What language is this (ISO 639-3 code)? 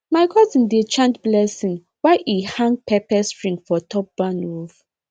pcm